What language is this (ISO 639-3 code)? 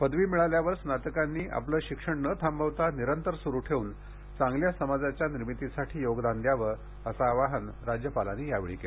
mar